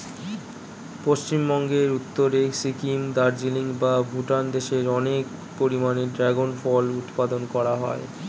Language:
Bangla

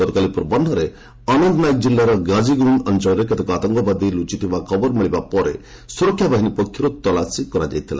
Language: Odia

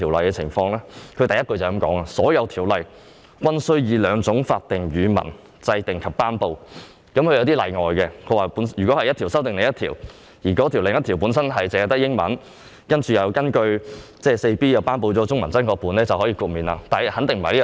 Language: Cantonese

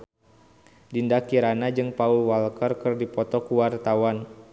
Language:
Sundanese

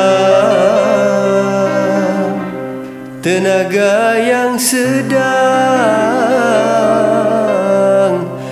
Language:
Malay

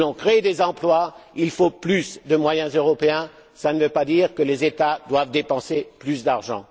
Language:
French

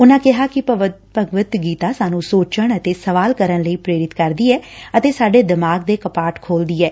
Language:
Punjabi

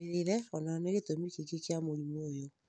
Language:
Kikuyu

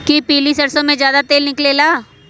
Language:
Magahi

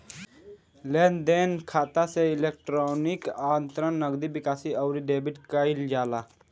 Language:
Bhojpuri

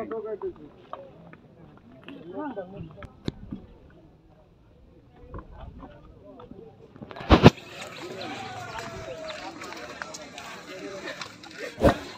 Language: Arabic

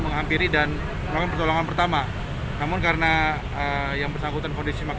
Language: Indonesian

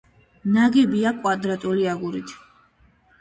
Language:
Georgian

